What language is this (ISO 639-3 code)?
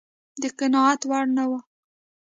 pus